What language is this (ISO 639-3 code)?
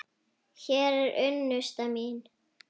isl